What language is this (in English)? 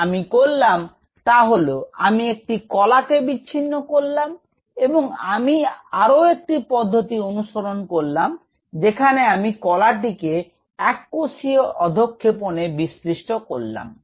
Bangla